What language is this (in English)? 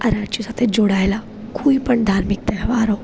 Gujarati